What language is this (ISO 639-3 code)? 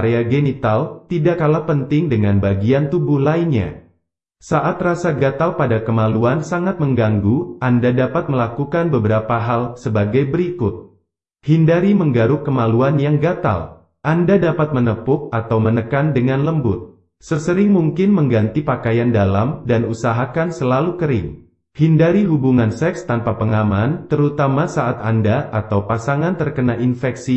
ind